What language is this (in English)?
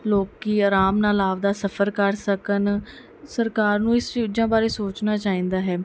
Punjabi